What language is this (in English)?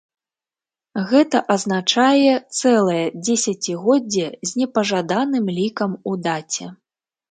Belarusian